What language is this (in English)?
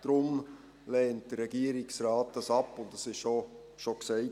Swiss German